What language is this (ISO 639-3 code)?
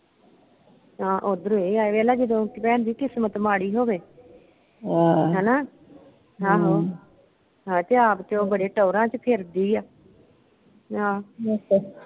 pan